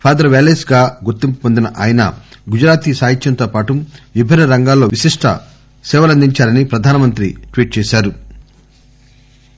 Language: Telugu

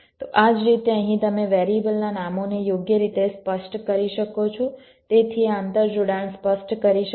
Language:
Gujarati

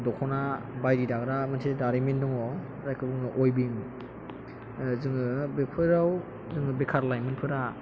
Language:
Bodo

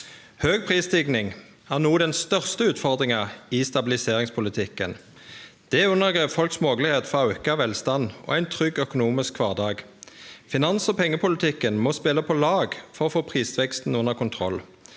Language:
Norwegian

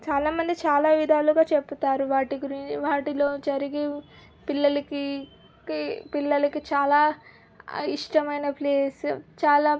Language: Telugu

